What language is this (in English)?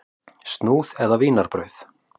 Icelandic